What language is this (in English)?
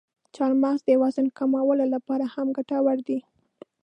Pashto